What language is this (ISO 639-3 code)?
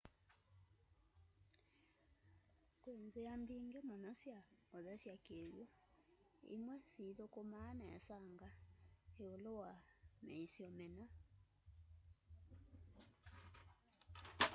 kam